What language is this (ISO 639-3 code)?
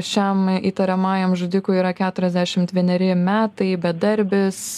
lit